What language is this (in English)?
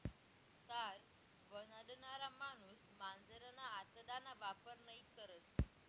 Marathi